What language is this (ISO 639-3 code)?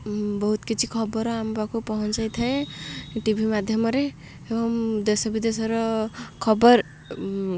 ori